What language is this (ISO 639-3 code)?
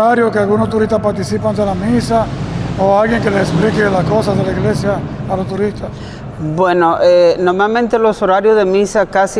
spa